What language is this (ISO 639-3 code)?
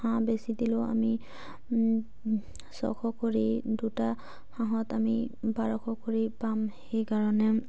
asm